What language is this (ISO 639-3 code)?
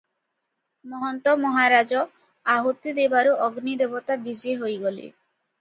ori